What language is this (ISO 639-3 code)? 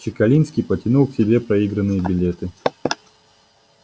rus